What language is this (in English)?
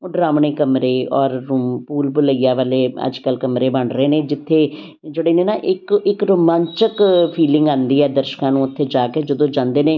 Punjabi